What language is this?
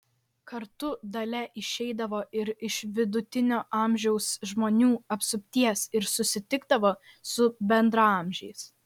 Lithuanian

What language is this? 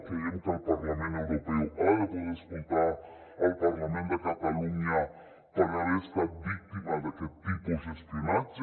Catalan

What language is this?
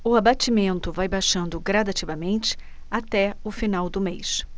Portuguese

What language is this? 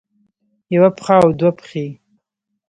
Pashto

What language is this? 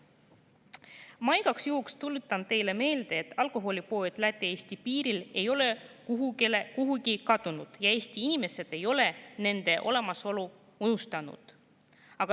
Estonian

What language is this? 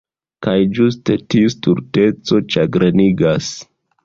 Esperanto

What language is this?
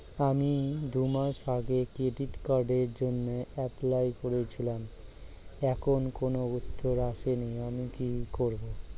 Bangla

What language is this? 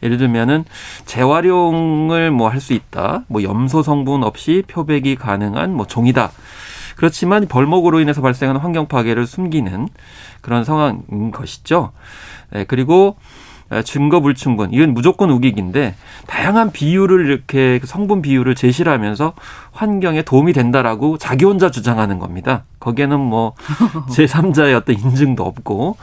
Korean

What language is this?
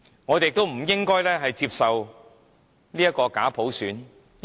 Cantonese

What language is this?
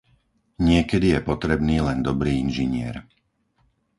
Slovak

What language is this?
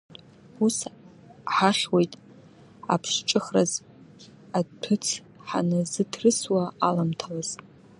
Abkhazian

